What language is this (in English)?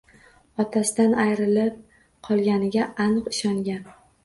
Uzbek